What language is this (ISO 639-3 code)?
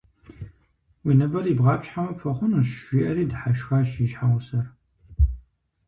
kbd